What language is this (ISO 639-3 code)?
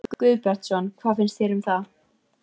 isl